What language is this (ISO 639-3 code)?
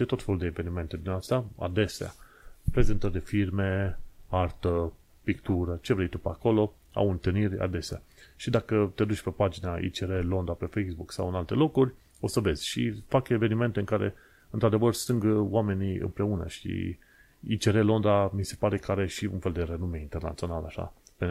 ron